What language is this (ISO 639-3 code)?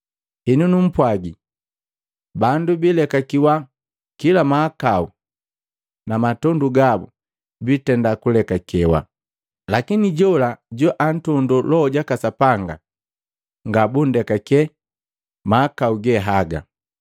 mgv